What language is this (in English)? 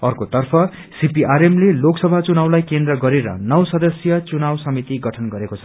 Nepali